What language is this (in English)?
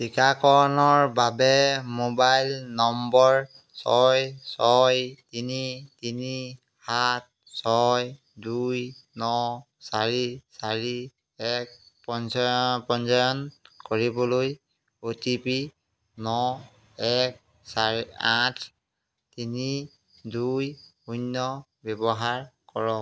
Assamese